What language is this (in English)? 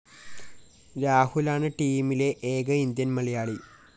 Malayalam